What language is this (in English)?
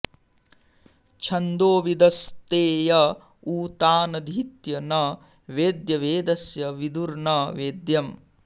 Sanskrit